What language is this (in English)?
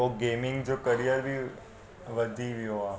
Sindhi